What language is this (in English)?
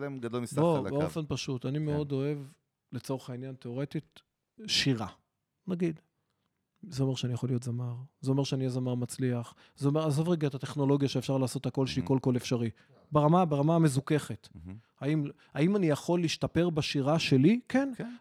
Hebrew